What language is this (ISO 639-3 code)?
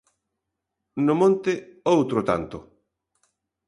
glg